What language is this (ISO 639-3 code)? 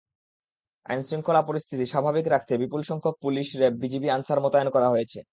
ben